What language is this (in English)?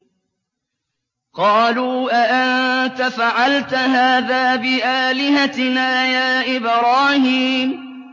Arabic